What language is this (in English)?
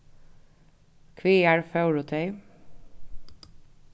Faroese